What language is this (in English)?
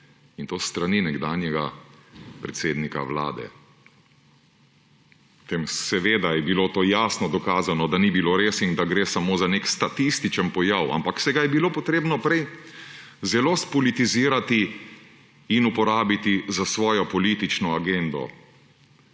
Slovenian